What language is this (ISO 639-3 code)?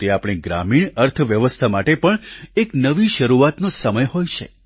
guj